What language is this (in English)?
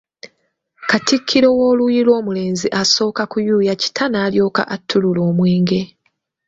Ganda